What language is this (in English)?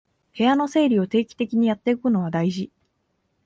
Japanese